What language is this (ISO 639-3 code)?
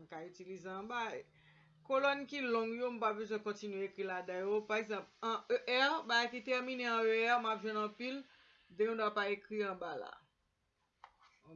spa